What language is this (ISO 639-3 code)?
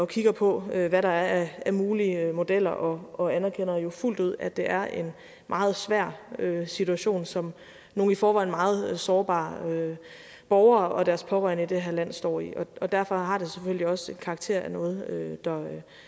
dan